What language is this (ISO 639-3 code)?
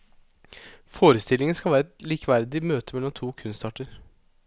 nor